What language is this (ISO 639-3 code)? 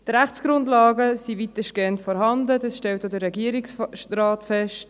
gsw